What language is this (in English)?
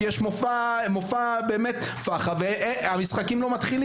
Hebrew